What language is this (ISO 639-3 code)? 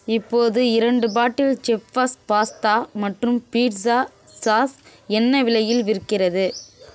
tam